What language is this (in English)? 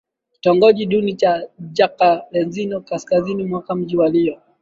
Swahili